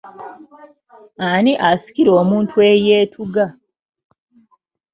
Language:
Ganda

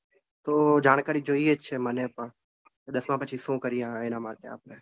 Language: Gujarati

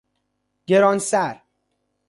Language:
Persian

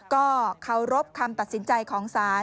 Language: Thai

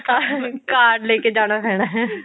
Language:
Punjabi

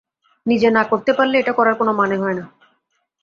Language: Bangla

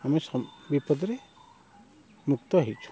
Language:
Odia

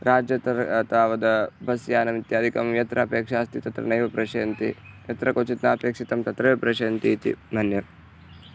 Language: Sanskrit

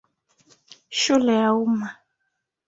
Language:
Swahili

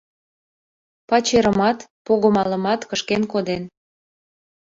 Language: Mari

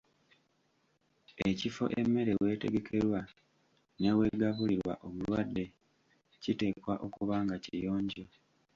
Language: Ganda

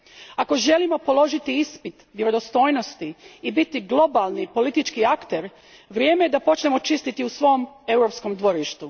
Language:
Croatian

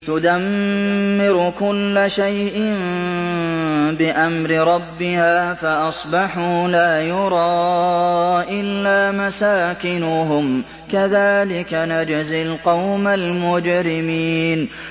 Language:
Arabic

